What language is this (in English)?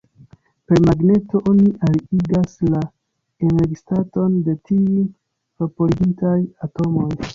Esperanto